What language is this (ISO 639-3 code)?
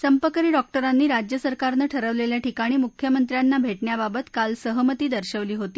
mar